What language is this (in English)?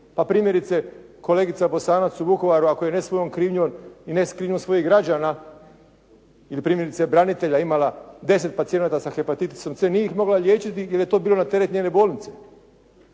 Croatian